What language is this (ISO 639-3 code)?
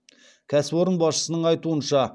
kaz